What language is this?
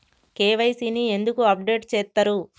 Telugu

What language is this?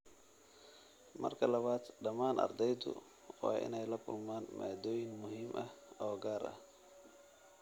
Somali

